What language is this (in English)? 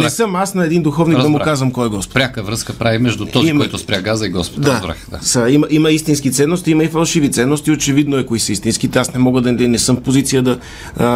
Bulgarian